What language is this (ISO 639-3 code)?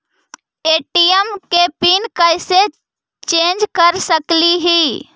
mag